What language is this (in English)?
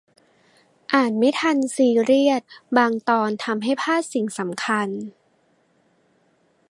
Thai